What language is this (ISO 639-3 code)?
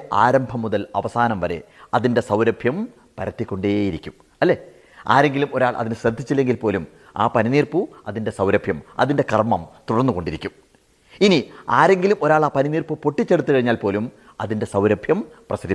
mal